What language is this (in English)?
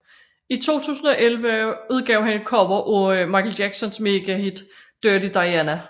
Danish